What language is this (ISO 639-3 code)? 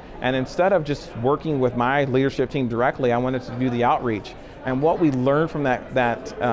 eng